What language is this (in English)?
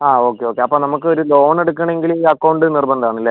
Malayalam